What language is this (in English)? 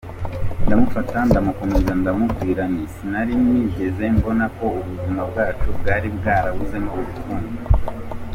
Kinyarwanda